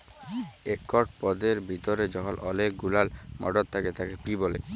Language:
Bangla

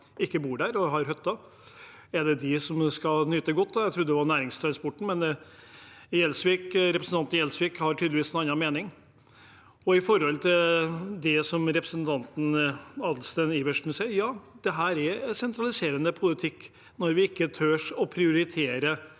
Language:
Norwegian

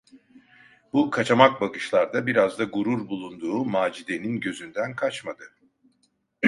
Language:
Turkish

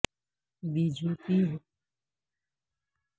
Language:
Urdu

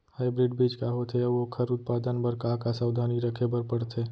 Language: Chhattisgarhi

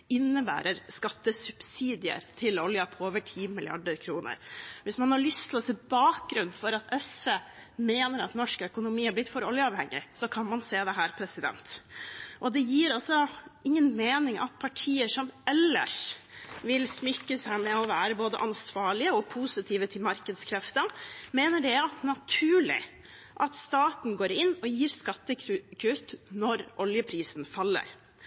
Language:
Norwegian Bokmål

